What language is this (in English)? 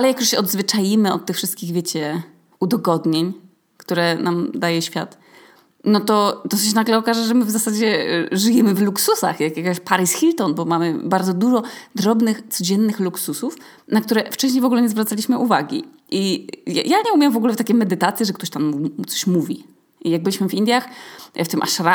Polish